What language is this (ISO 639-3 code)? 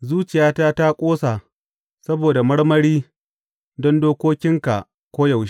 hau